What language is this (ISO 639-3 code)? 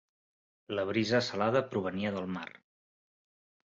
cat